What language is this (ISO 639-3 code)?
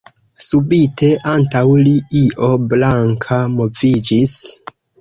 epo